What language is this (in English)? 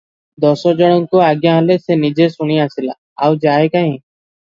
Odia